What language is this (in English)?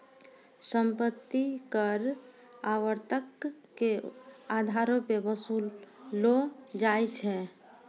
Maithili